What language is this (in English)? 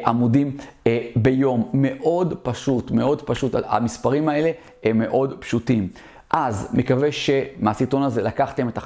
Hebrew